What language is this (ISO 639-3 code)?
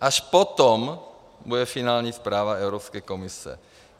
ces